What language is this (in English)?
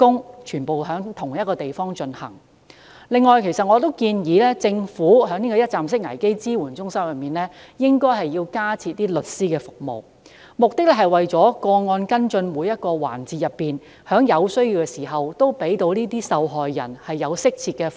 Cantonese